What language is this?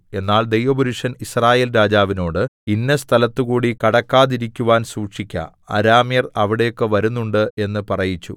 Malayalam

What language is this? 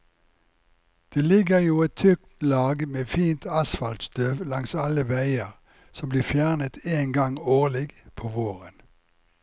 Norwegian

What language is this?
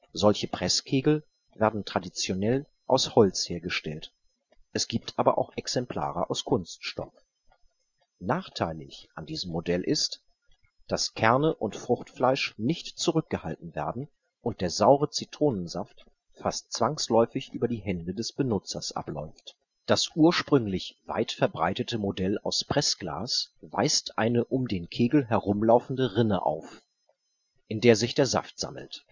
German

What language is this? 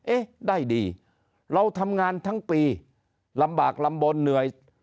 Thai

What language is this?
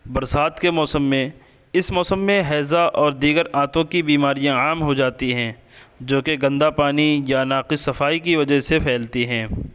Urdu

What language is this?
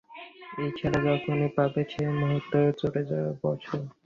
Bangla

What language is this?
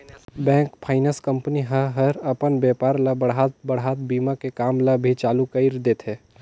Chhattisgarhi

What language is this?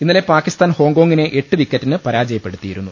Malayalam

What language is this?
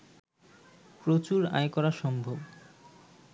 Bangla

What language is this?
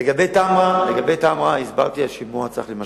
Hebrew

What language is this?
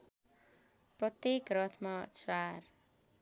Nepali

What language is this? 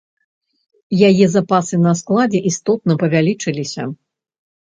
Belarusian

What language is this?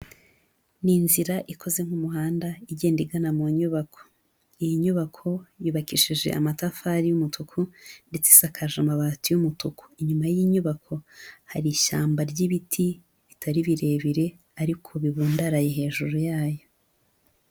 Kinyarwanda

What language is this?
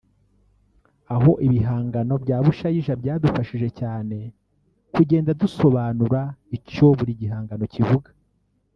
Kinyarwanda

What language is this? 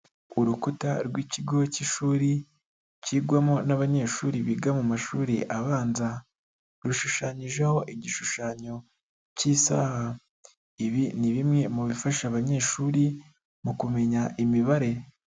Kinyarwanda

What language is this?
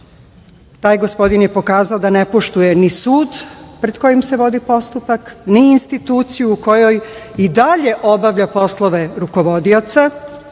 Serbian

